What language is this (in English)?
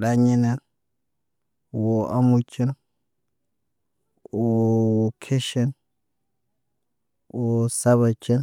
Naba